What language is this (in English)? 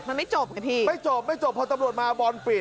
Thai